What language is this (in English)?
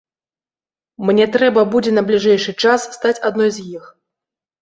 Belarusian